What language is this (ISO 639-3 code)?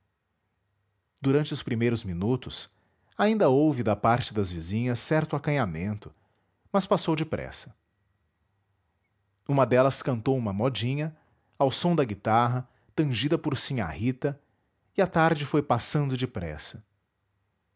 por